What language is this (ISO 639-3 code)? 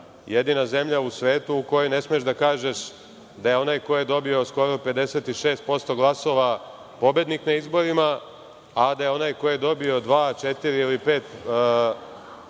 srp